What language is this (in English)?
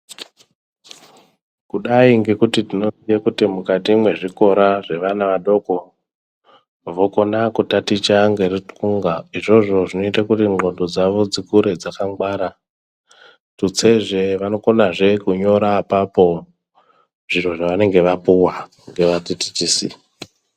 Ndau